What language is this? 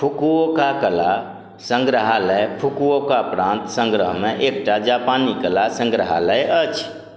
Maithili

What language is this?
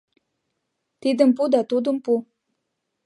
Mari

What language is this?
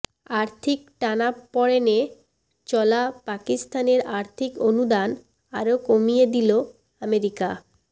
Bangla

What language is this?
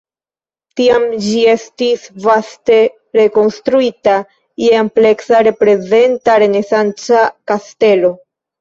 Esperanto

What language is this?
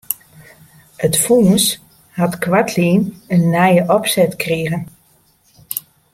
Western Frisian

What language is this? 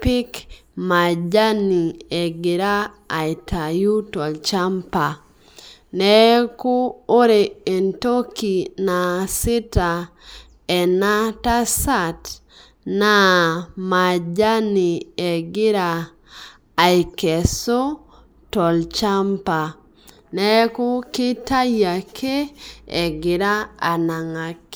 Masai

